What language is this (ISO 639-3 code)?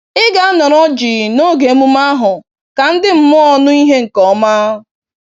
ibo